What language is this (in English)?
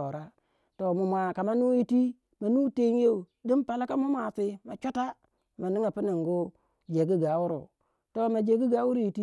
Waja